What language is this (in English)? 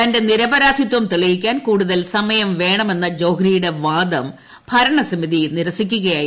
Malayalam